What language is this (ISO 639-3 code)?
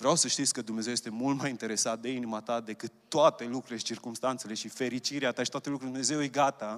ron